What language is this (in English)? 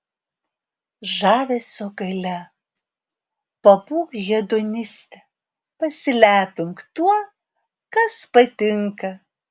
Lithuanian